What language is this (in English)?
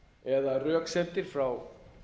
Icelandic